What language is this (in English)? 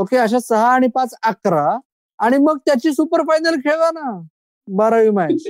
Marathi